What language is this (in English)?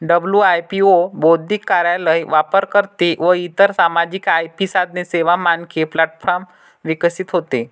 Marathi